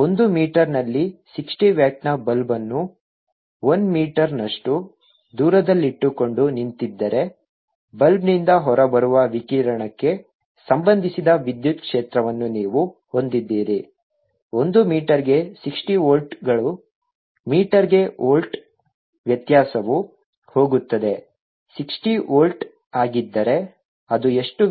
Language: Kannada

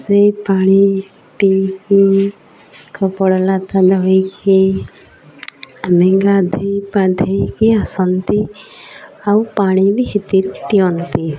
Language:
Odia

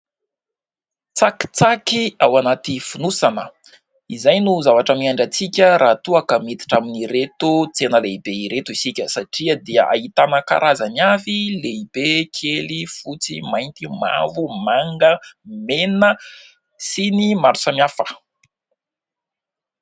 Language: Malagasy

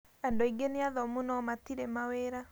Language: Kikuyu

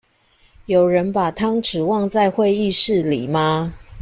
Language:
Chinese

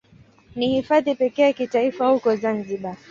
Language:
Swahili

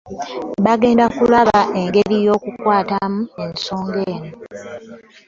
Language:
Ganda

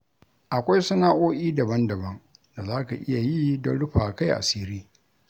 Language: Hausa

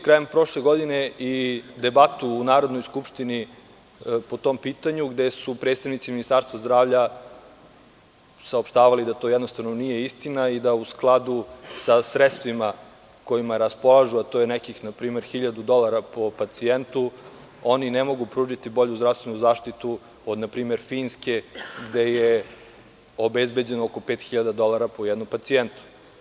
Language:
Serbian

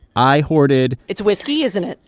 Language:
English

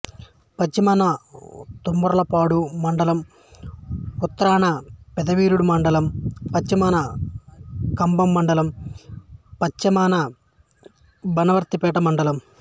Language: Telugu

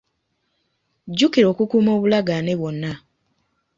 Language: Ganda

